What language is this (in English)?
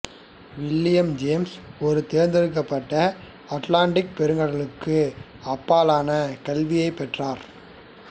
Tamil